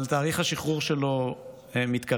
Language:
Hebrew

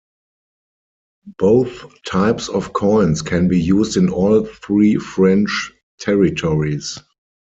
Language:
English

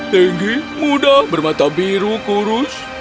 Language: Indonesian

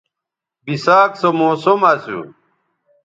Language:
Bateri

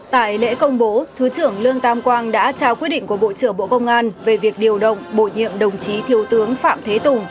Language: Vietnamese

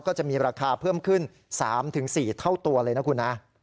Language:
Thai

